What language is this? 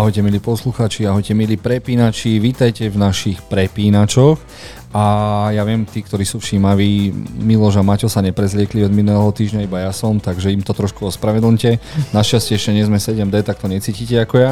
Slovak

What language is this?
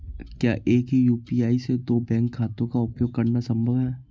Hindi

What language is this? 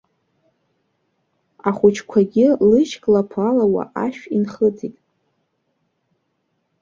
Abkhazian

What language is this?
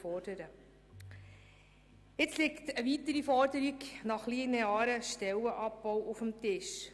Swiss German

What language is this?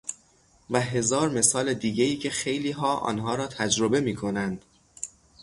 Persian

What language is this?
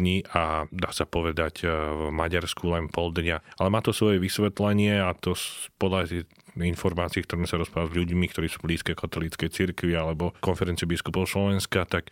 Slovak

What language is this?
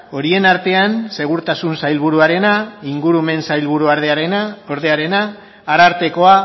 Basque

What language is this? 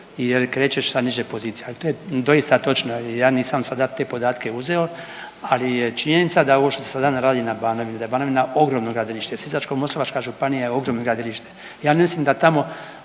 Croatian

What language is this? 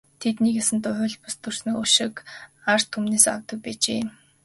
Mongolian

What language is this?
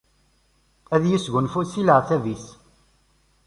Kabyle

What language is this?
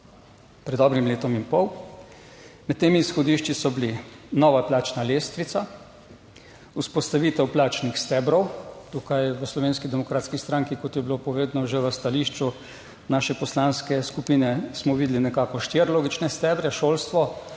Slovenian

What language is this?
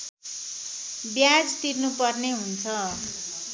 Nepali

